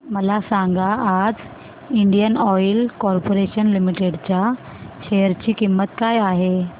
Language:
Marathi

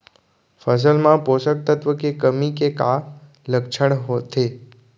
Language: Chhattisgarhi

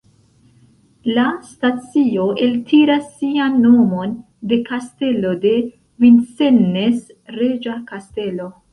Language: Esperanto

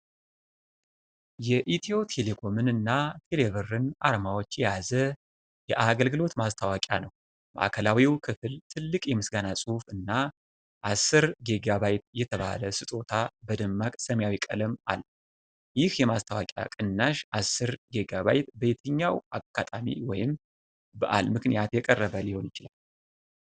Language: Amharic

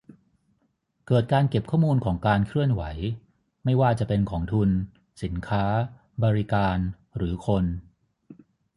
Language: Thai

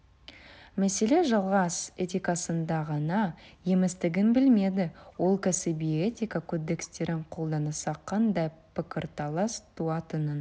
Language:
Kazakh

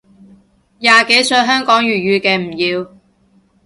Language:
Cantonese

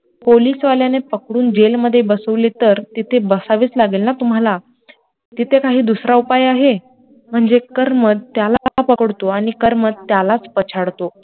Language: Marathi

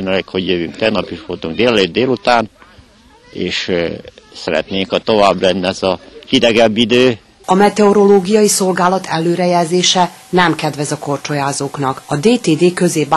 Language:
Hungarian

